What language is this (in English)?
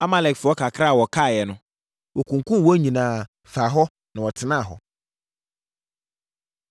Akan